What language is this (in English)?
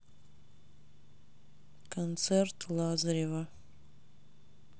Russian